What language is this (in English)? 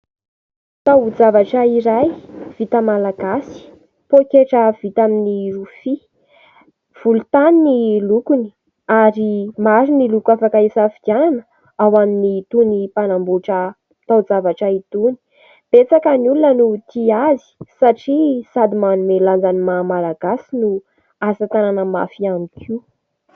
Malagasy